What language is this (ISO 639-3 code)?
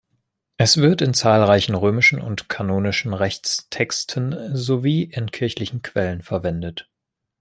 deu